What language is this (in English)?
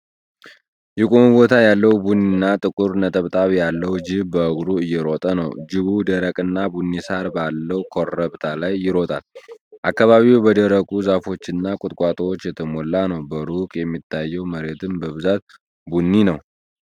Amharic